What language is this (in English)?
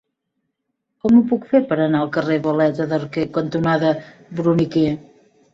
Catalan